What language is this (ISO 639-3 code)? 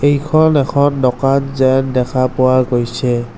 asm